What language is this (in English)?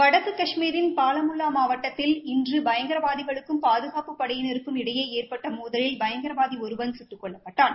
Tamil